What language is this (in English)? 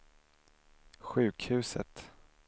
Swedish